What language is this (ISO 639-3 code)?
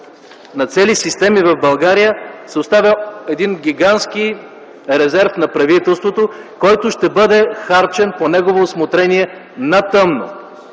bul